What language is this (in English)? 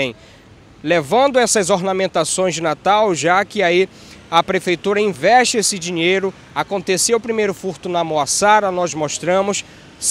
Portuguese